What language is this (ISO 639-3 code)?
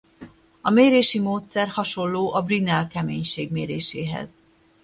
hun